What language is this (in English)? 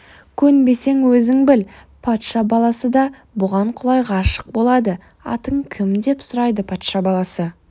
Kazakh